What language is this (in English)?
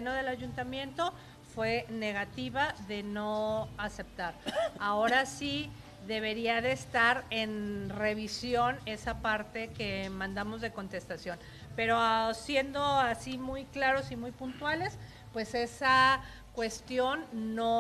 Spanish